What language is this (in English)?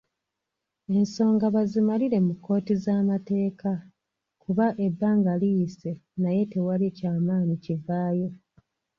Ganda